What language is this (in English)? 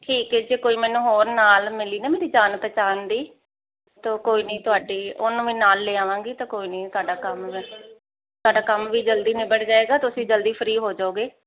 Punjabi